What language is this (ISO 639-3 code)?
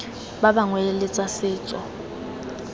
tsn